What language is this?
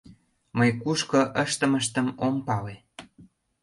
Mari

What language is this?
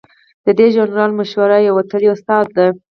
Pashto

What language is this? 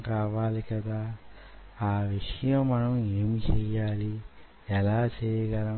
Telugu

